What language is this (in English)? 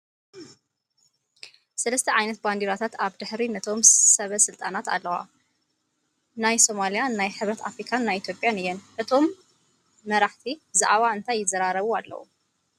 Tigrinya